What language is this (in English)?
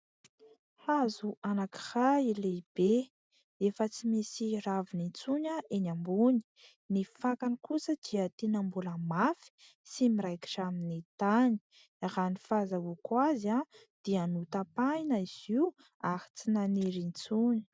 Malagasy